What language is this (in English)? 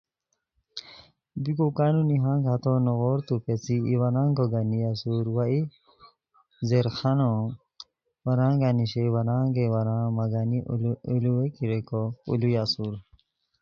Khowar